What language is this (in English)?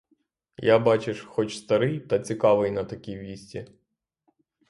Ukrainian